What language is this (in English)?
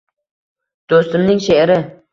Uzbek